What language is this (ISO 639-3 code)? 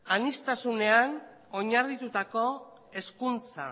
eus